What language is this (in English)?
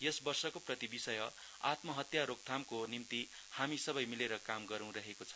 Nepali